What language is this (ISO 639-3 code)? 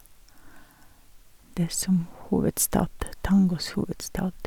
nor